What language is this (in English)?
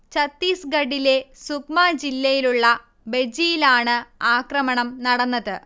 Malayalam